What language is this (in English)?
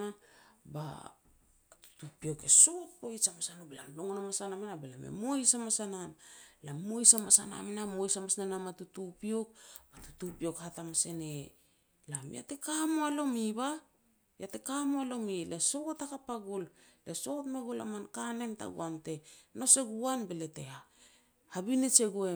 Petats